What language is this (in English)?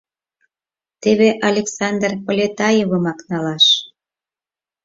Mari